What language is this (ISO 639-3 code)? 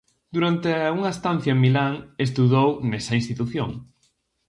glg